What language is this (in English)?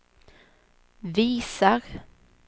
Swedish